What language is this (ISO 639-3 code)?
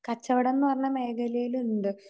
mal